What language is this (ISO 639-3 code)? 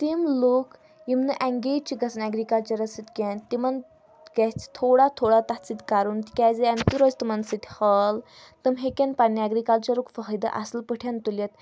kas